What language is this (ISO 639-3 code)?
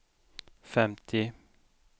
swe